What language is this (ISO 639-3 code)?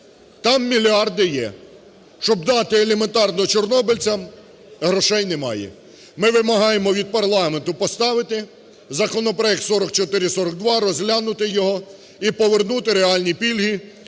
ukr